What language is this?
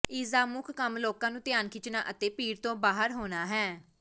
Punjabi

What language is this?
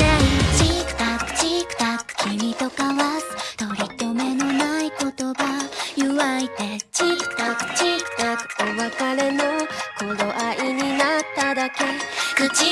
Japanese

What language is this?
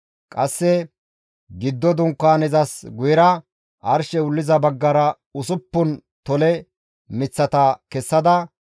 Gamo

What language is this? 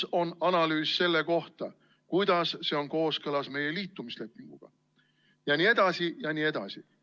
Estonian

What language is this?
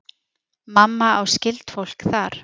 Icelandic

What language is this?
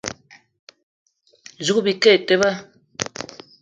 Eton (Cameroon)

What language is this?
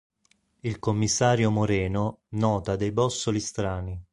Italian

